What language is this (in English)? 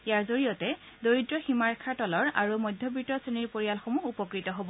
Assamese